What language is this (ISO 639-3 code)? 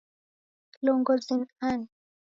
dav